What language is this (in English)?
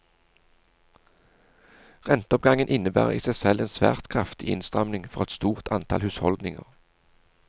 Norwegian